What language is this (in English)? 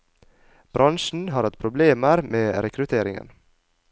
Norwegian